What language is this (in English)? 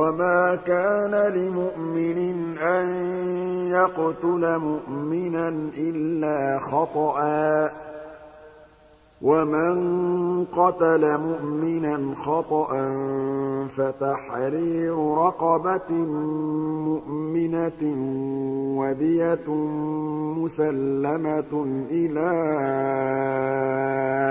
Arabic